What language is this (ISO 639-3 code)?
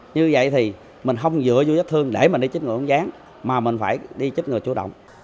vie